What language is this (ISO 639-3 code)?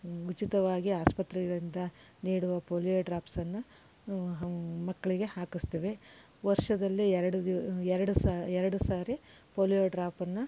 kan